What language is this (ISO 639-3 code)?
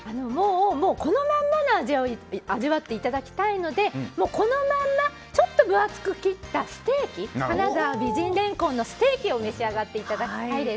jpn